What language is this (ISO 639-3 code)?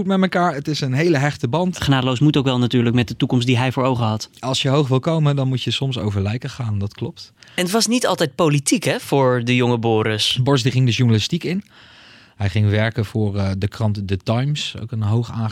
nld